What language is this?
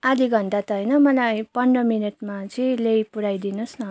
Nepali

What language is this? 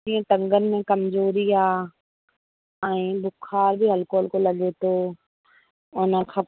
Sindhi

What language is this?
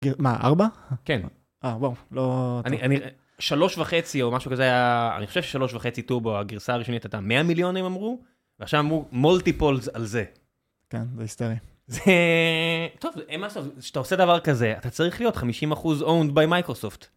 Hebrew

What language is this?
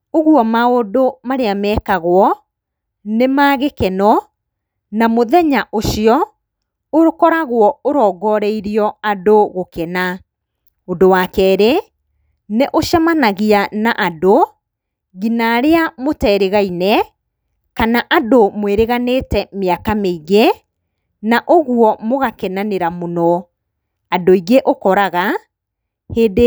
Kikuyu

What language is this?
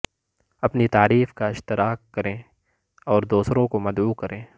Urdu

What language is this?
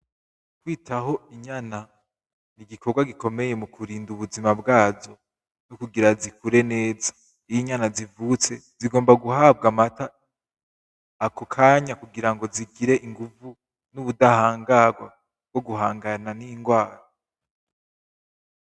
Rundi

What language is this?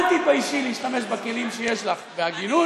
Hebrew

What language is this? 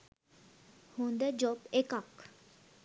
Sinhala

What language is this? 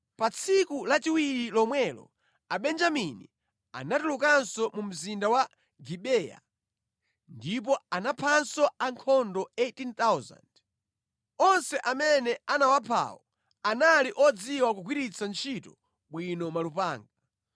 Nyanja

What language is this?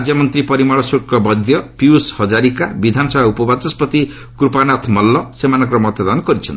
Odia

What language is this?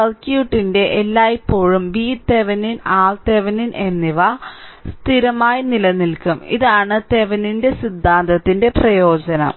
Malayalam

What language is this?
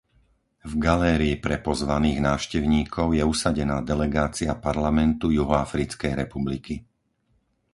Slovak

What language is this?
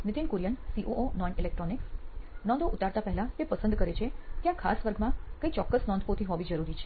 Gujarati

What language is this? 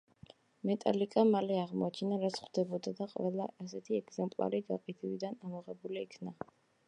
Georgian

